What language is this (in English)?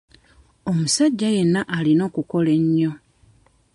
Ganda